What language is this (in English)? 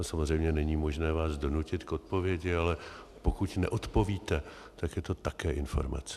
Czech